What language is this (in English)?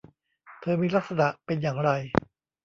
Thai